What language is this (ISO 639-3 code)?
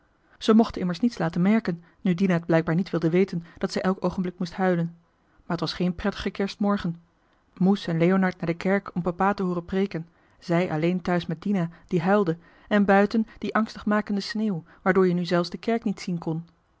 nld